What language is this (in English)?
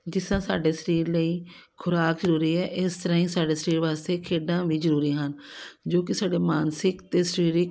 Punjabi